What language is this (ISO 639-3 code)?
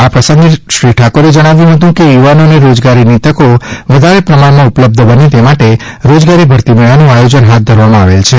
guj